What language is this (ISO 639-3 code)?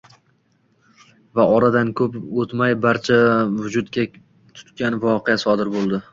uzb